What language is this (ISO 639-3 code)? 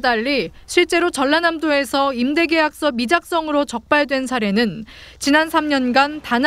kor